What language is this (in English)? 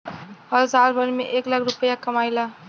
Bhojpuri